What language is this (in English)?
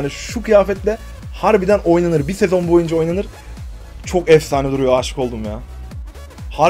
Turkish